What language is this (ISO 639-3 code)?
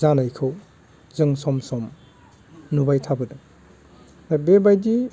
brx